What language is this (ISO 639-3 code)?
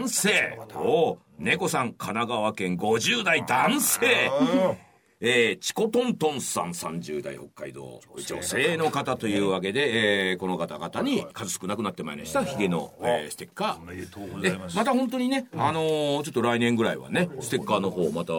jpn